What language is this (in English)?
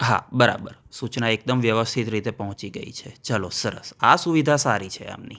Gujarati